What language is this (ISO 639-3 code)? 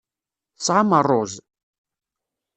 kab